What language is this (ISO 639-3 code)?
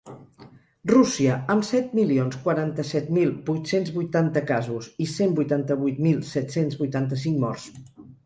cat